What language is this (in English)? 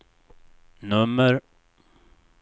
Swedish